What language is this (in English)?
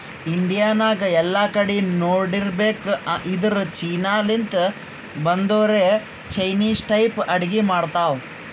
Kannada